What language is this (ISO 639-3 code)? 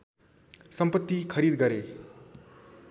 nep